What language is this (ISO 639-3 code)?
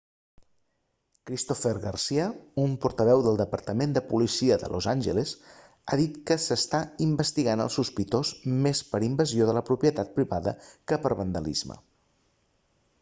cat